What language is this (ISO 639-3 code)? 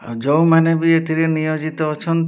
ori